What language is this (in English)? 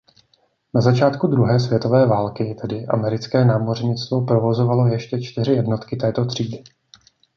Czech